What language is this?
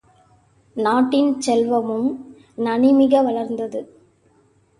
Tamil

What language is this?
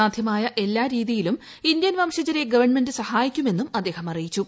Malayalam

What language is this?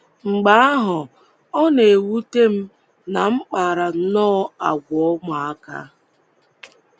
Igbo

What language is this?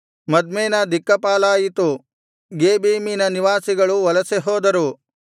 Kannada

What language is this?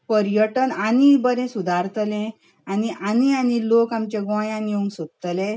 Konkani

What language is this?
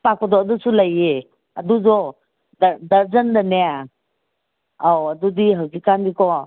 Manipuri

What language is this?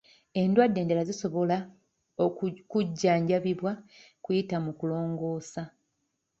Ganda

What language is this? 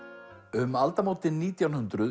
Icelandic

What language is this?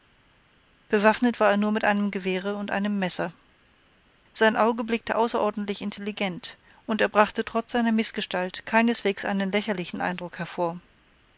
German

